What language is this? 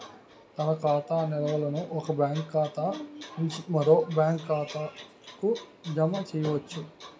Telugu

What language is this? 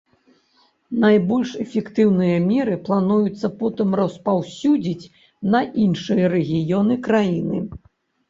Belarusian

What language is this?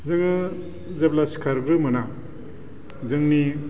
Bodo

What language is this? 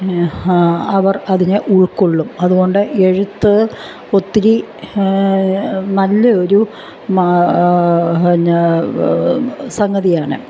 Malayalam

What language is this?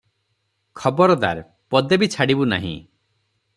Odia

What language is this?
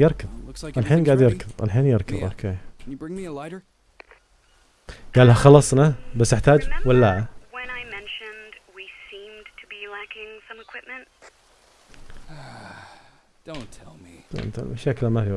Arabic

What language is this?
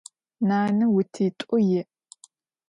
Adyghe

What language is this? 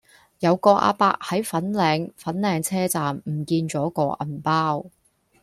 Cantonese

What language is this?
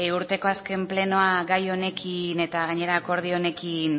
Basque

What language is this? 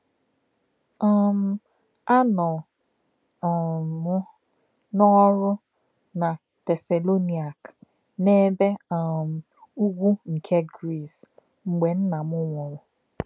Igbo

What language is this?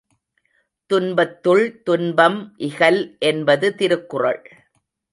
Tamil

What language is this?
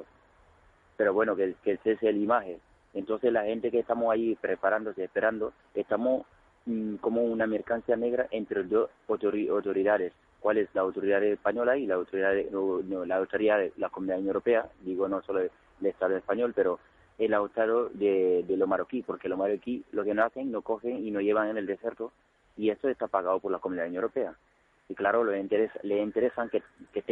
Spanish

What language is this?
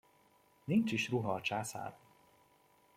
Hungarian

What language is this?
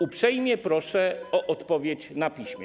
Polish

